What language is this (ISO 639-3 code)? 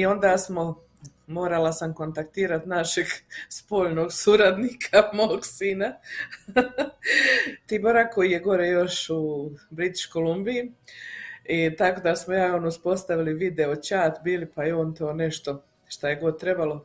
hrv